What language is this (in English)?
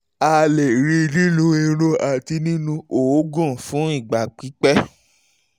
Yoruba